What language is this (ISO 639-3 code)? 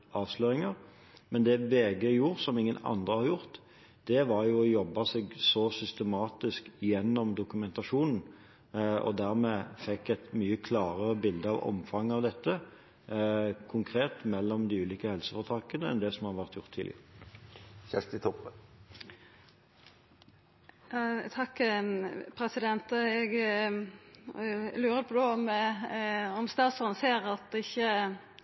nor